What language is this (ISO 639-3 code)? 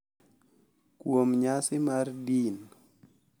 luo